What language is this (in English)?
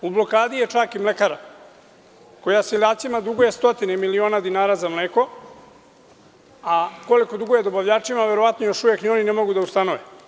Serbian